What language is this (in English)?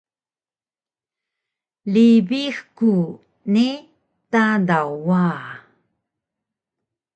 Taroko